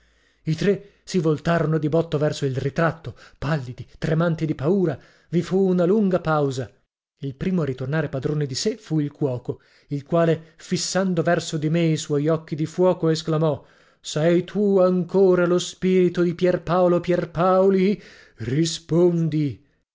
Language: Italian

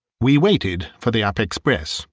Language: English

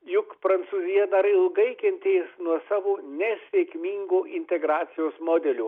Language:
Lithuanian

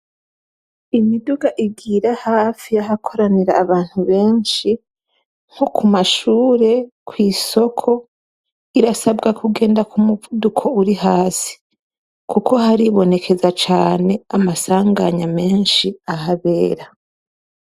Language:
Rundi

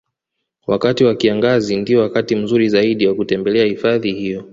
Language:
Swahili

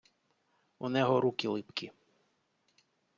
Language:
Ukrainian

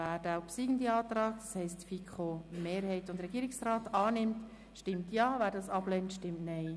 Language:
Swiss German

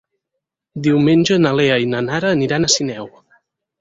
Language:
Catalan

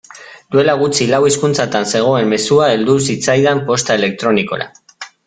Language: Basque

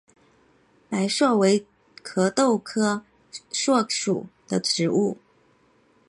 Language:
Chinese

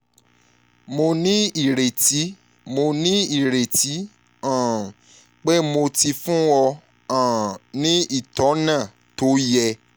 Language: Yoruba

